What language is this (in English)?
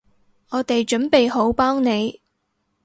Cantonese